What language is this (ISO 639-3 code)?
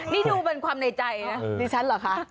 tha